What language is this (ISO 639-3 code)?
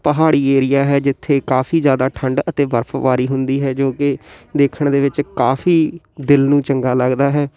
pan